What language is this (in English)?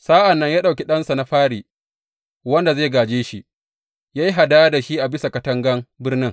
Hausa